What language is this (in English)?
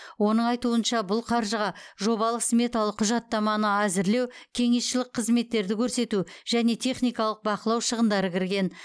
Kazakh